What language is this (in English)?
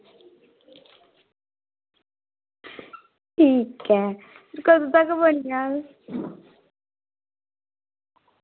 Dogri